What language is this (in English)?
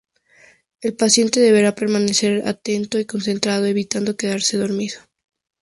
Spanish